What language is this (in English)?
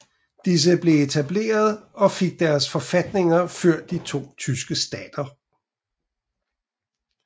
Danish